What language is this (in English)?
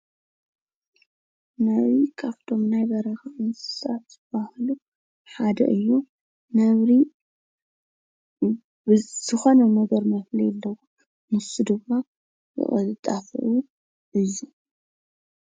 Tigrinya